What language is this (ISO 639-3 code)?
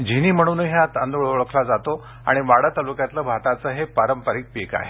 mar